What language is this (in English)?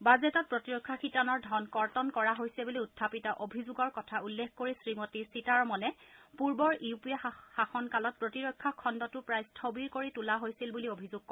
Assamese